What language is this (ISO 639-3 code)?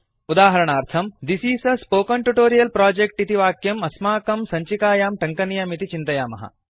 san